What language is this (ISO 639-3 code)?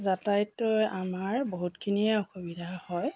asm